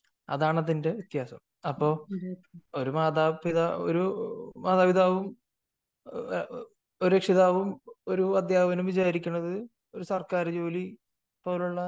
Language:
Malayalam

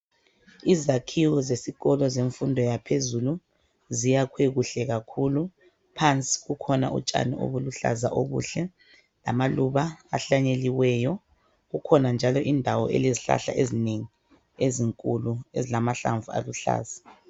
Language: North Ndebele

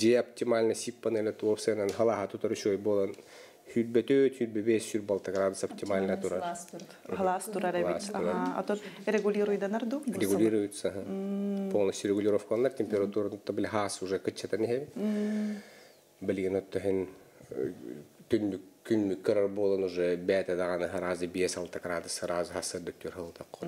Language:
Russian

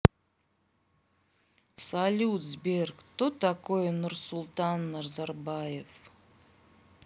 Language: Russian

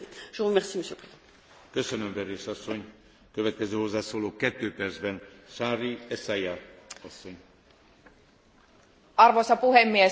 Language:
Finnish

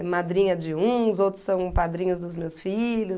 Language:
Portuguese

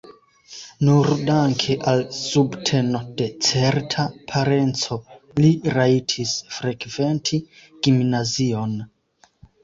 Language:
Esperanto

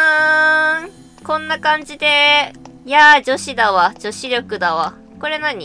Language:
Japanese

